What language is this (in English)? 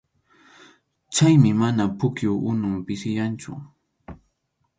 Arequipa-La Unión Quechua